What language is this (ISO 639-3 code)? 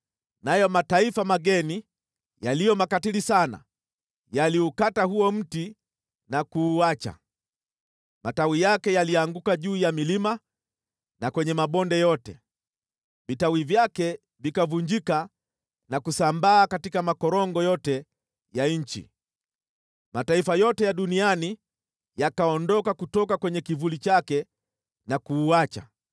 swa